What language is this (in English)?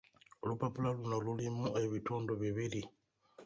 Ganda